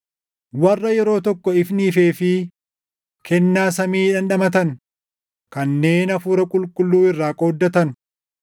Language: Oromo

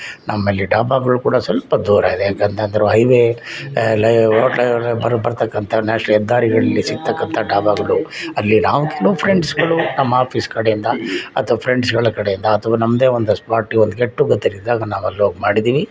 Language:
Kannada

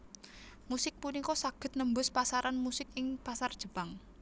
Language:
Javanese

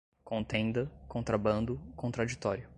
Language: Portuguese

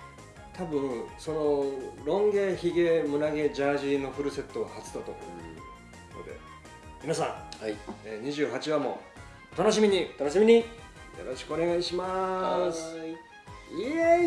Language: Japanese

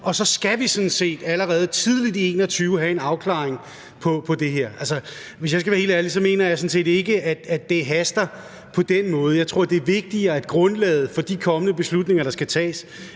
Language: Danish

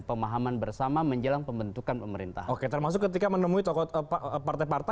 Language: Indonesian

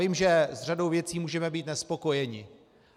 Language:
Czech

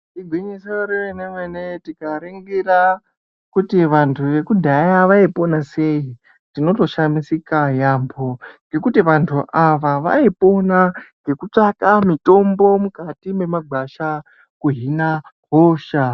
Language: Ndau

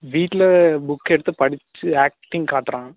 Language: Tamil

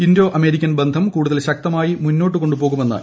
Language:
Malayalam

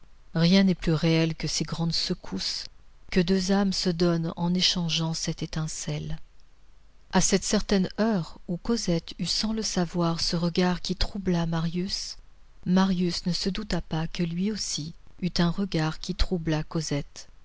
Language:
French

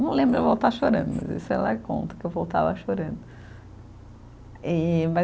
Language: Portuguese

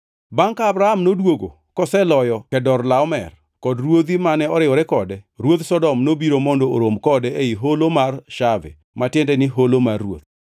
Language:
Luo (Kenya and Tanzania)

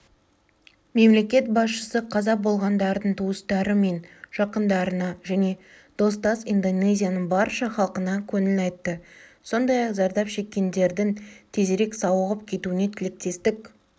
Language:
Kazakh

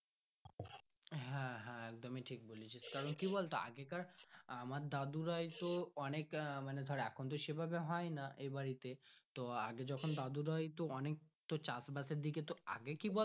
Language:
Bangla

